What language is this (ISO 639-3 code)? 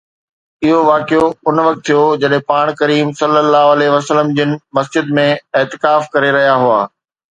snd